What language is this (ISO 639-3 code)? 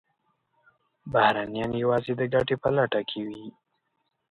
pus